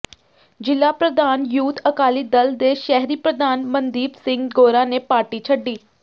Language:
Punjabi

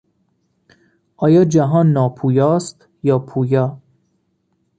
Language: Persian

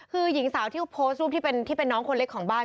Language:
Thai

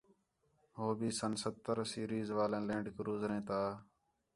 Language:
Khetrani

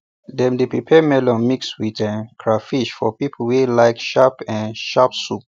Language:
Nigerian Pidgin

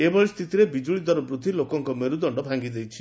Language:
Odia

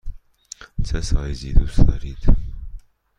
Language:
Persian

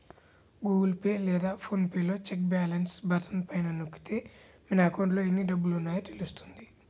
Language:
Telugu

